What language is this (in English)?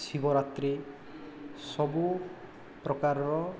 Odia